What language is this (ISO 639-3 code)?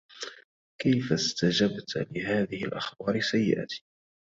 ara